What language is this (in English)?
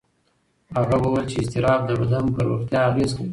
Pashto